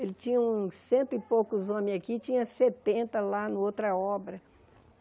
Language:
Portuguese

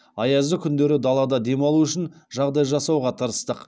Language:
Kazakh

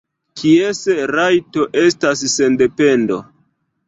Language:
Esperanto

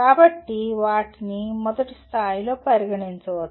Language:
Telugu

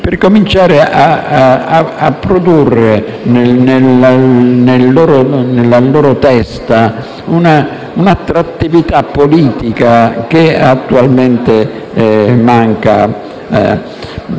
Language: Italian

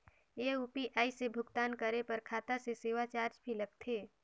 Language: Chhattisgarhi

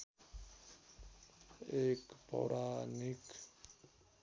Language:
Nepali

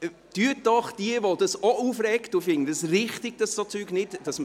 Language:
Swiss German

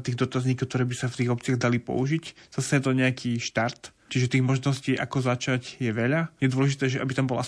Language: Slovak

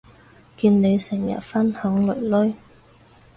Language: Cantonese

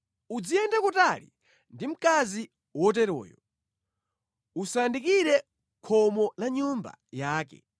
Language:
Nyanja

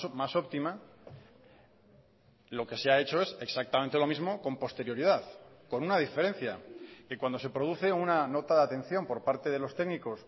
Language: Spanish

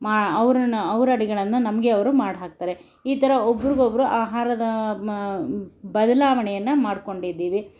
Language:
Kannada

